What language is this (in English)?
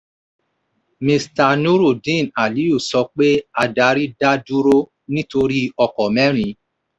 Yoruba